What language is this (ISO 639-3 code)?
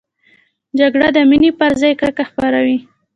pus